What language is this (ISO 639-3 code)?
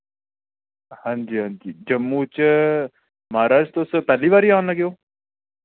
doi